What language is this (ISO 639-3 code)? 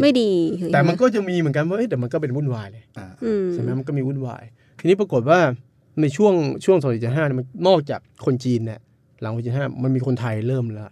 tha